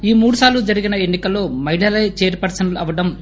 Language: Telugu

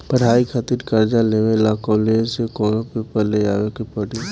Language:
Bhojpuri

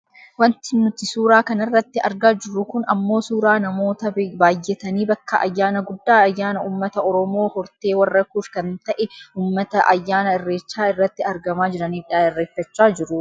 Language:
Oromo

